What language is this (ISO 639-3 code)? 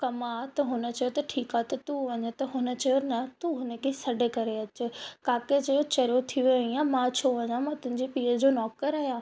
snd